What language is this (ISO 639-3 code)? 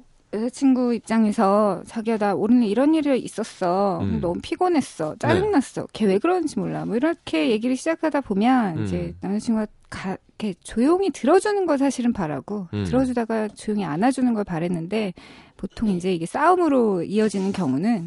kor